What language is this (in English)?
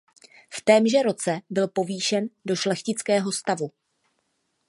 Czech